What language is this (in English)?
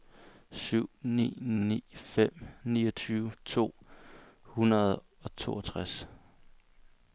Danish